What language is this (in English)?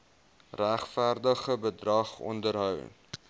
Afrikaans